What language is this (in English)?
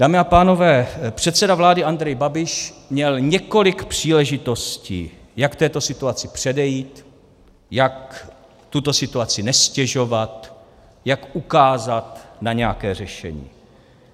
Czech